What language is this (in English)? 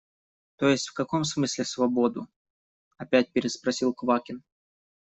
Russian